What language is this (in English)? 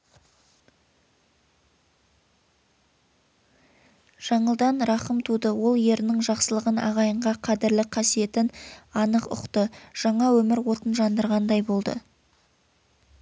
Kazakh